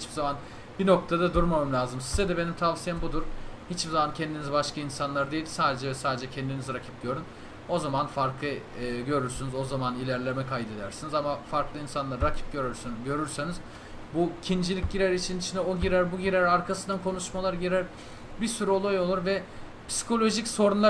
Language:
Turkish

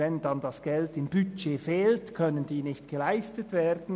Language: Swiss German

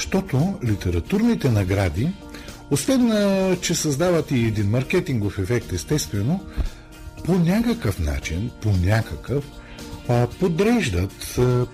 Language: Bulgarian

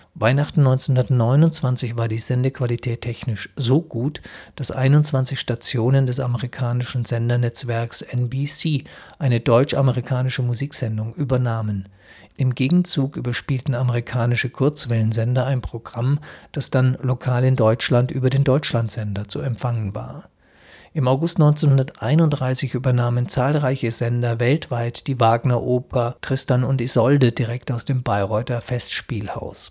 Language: German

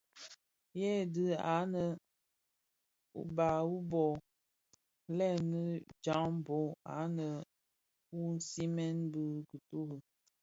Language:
Bafia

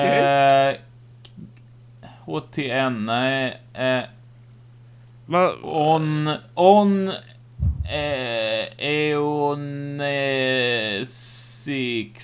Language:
Swedish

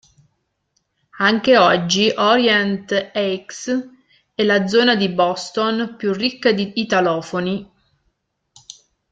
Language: Italian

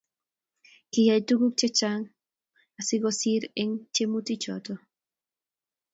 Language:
Kalenjin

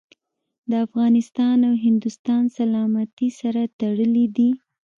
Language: Pashto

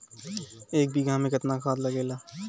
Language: Bhojpuri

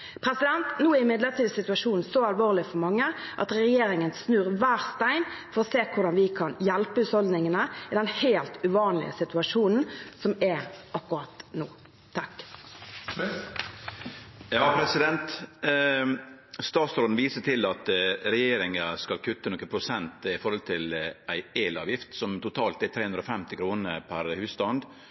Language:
Norwegian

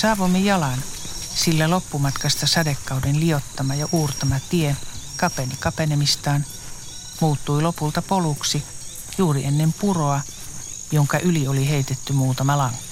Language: Finnish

